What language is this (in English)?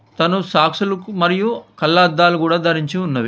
Telugu